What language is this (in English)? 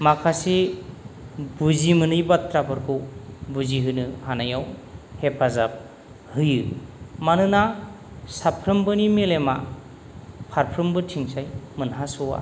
Bodo